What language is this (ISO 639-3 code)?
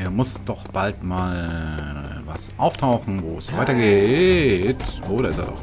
deu